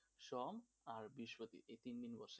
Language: Bangla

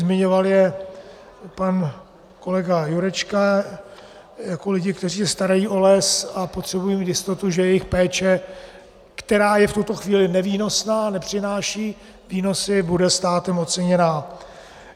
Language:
Czech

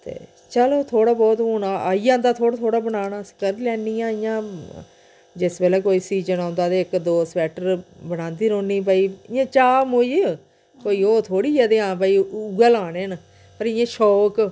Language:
Dogri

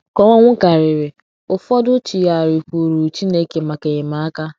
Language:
Igbo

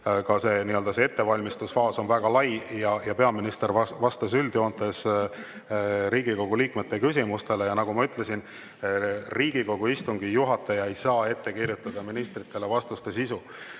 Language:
Estonian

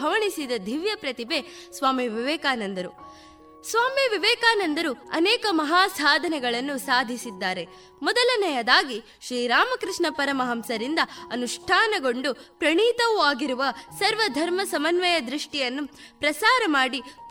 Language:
Kannada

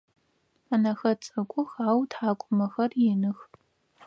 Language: Adyghe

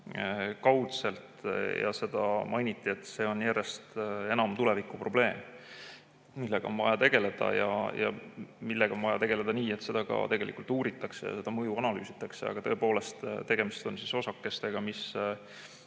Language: Estonian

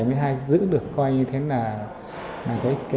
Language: Vietnamese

